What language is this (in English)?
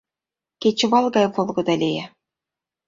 Mari